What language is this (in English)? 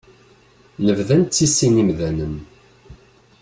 Kabyle